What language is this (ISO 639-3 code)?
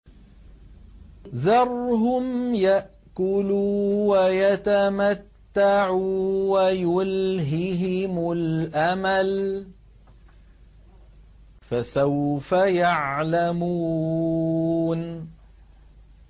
ara